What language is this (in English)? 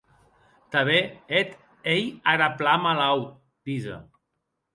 Occitan